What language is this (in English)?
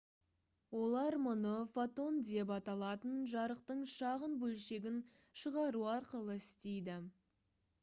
Kazakh